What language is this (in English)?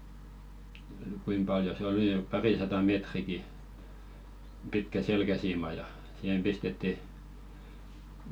Finnish